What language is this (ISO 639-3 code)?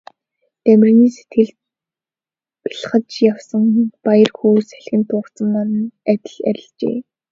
mon